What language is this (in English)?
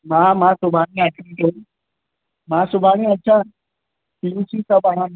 Sindhi